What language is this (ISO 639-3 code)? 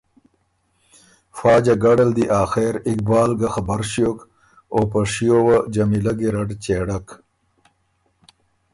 oru